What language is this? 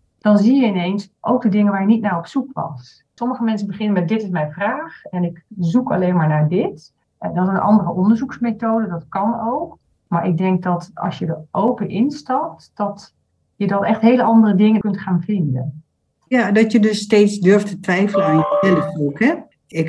Dutch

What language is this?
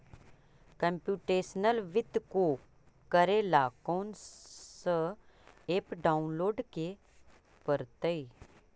Magahi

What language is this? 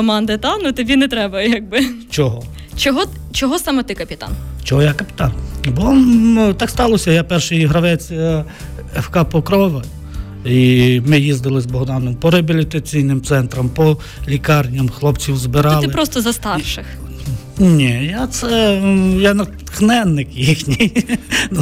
Ukrainian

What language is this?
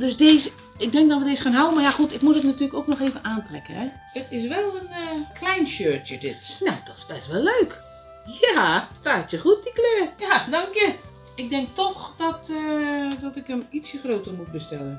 Dutch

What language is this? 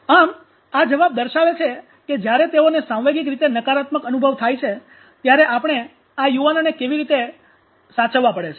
Gujarati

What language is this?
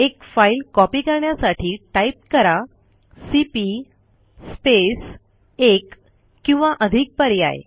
Marathi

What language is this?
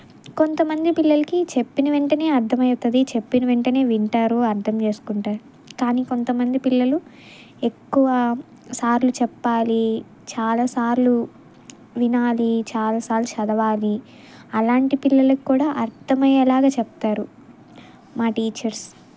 Telugu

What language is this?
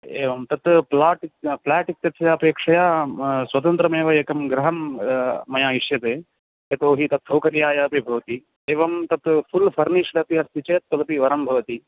Sanskrit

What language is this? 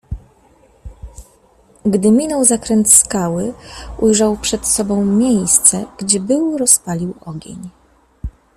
Polish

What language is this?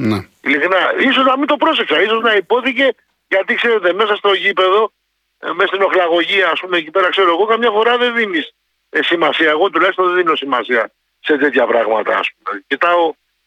Greek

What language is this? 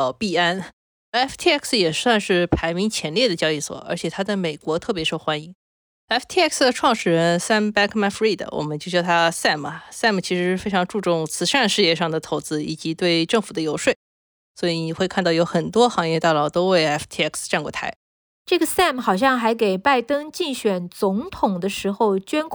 Chinese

